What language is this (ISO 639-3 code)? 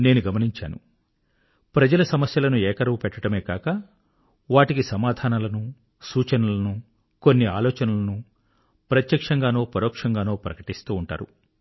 tel